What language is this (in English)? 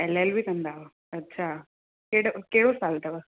Sindhi